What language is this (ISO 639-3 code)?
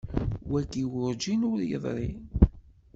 kab